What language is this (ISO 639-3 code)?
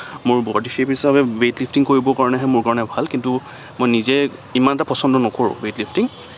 asm